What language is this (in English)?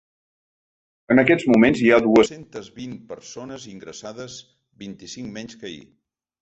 Catalan